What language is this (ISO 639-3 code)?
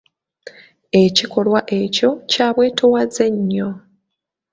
lug